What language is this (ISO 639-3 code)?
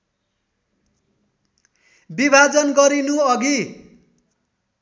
nep